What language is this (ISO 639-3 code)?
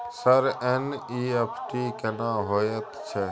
mai